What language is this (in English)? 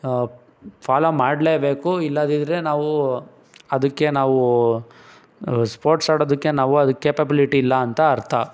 Kannada